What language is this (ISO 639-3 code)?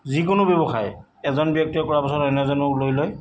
asm